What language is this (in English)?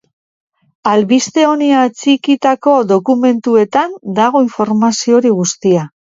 Basque